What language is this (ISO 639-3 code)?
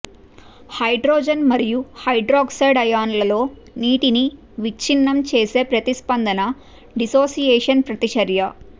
tel